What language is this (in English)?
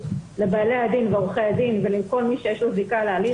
Hebrew